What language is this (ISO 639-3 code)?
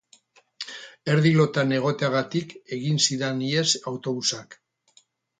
eus